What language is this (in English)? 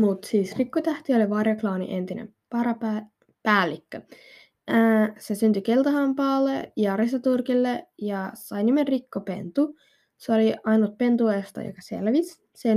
Finnish